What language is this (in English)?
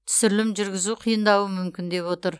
Kazakh